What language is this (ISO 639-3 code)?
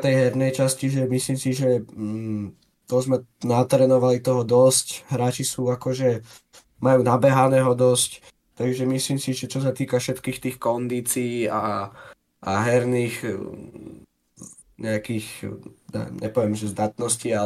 slk